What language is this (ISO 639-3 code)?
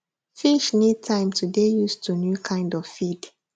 pcm